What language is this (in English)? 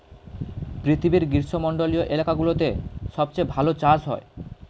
Bangla